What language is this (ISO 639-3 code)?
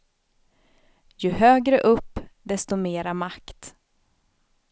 swe